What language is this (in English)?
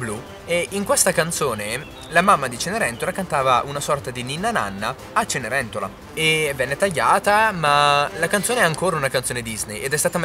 Italian